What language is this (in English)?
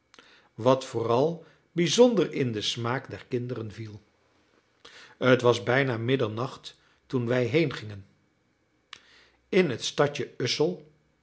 Dutch